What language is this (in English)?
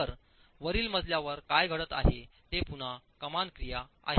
Marathi